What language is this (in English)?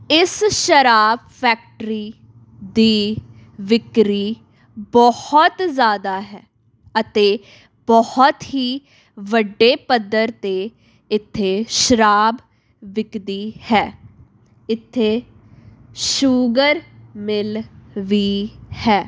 Punjabi